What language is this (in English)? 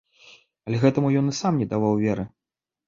Belarusian